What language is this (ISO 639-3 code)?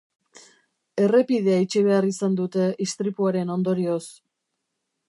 eus